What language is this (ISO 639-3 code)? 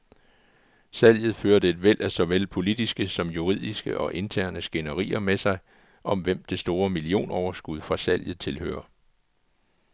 dan